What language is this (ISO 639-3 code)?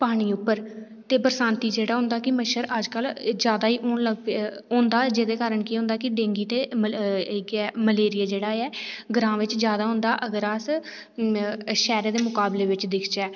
doi